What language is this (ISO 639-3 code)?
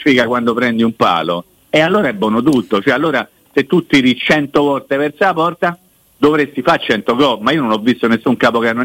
ita